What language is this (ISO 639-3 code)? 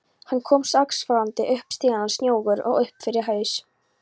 isl